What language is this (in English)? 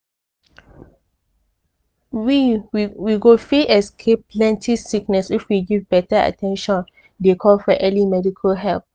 Nigerian Pidgin